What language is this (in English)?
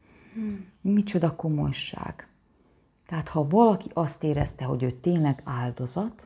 Hungarian